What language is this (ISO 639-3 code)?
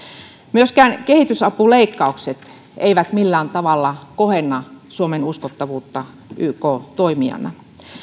fin